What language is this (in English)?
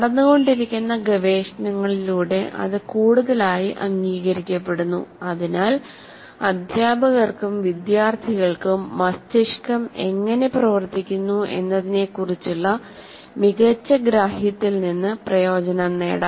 Malayalam